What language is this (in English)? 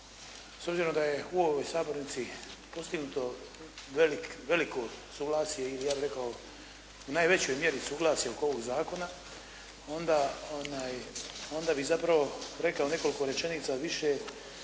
Croatian